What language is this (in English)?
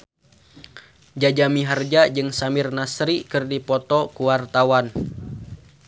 Sundanese